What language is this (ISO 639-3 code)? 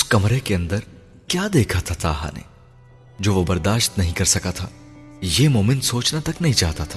urd